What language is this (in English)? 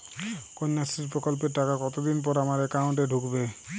Bangla